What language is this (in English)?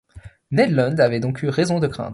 French